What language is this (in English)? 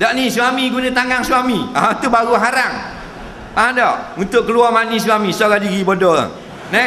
Malay